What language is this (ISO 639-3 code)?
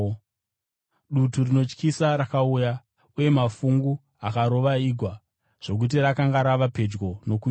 sna